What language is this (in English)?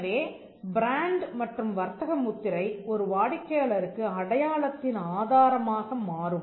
Tamil